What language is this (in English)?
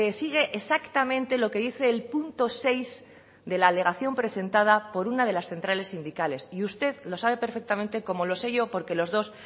Spanish